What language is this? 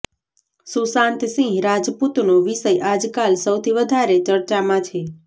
Gujarati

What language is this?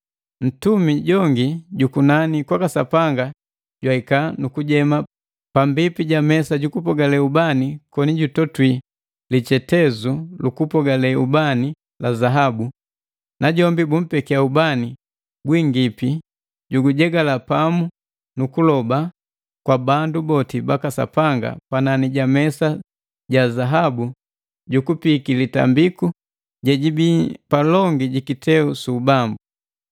Matengo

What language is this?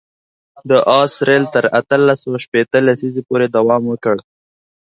Pashto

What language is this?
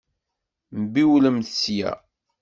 Kabyle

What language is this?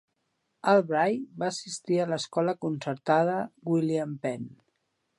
Catalan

